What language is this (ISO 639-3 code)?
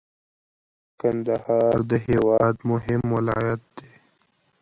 pus